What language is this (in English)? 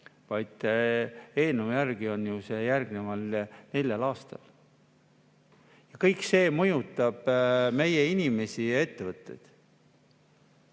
Estonian